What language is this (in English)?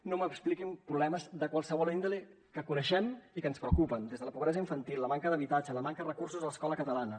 Catalan